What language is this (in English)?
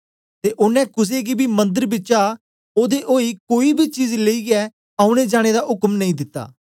Dogri